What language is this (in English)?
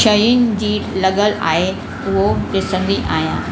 Sindhi